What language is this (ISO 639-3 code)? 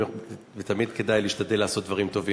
heb